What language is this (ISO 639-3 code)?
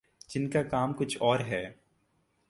urd